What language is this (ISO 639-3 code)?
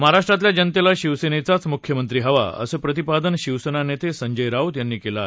mar